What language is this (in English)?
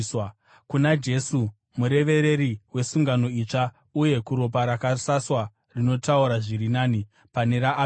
Shona